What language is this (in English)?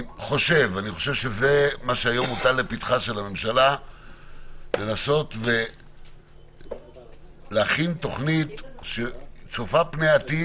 Hebrew